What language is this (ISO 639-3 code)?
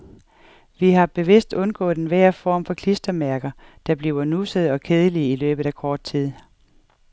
dan